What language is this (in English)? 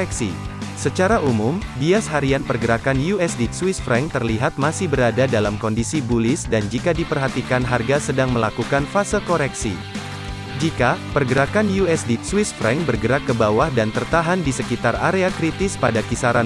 Indonesian